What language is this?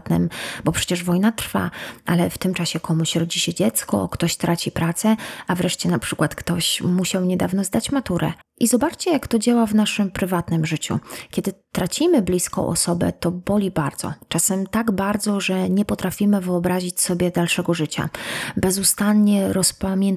Polish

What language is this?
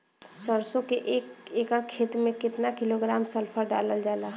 Bhojpuri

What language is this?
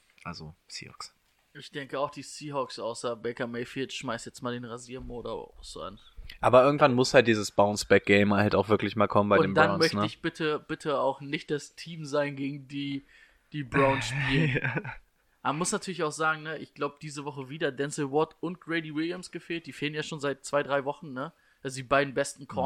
German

